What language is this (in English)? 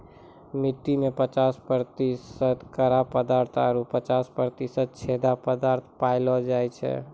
Maithili